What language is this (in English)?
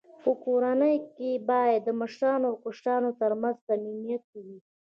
Pashto